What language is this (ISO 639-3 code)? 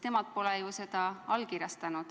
est